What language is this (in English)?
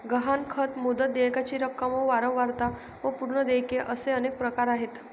Marathi